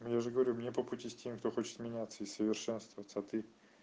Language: Russian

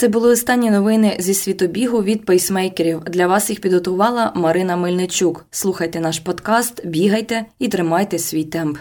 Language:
Ukrainian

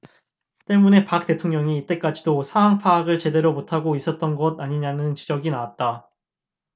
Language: Korean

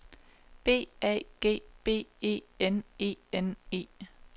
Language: Danish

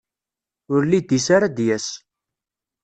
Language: Kabyle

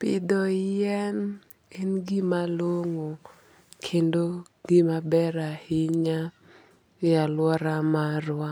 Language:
Luo (Kenya and Tanzania)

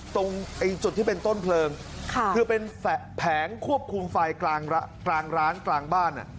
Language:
Thai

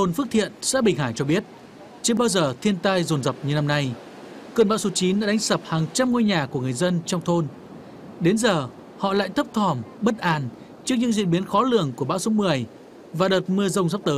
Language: Vietnamese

